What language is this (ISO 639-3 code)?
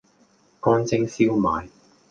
yue